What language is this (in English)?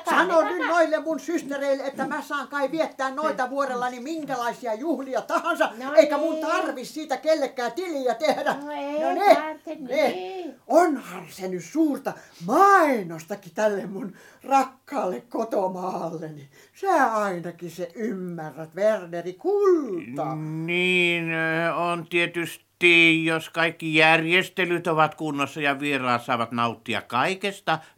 Finnish